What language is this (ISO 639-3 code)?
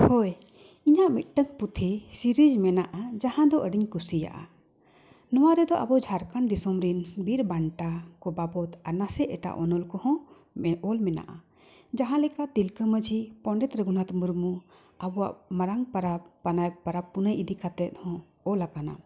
sat